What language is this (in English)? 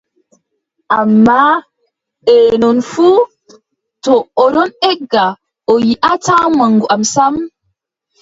Adamawa Fulfulde